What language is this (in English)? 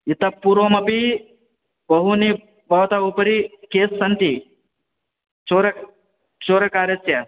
Sanskrit